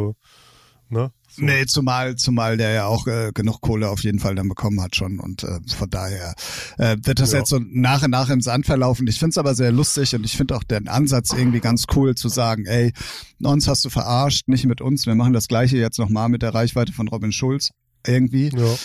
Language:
German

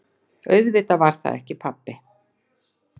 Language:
Icelandic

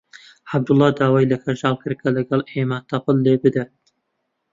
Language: Central Kurdish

